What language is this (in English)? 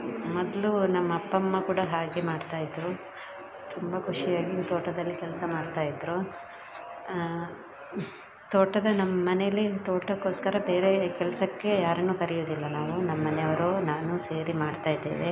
Kannada